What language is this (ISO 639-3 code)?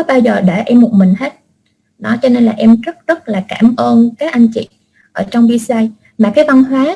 vie